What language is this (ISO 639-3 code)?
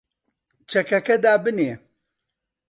ckb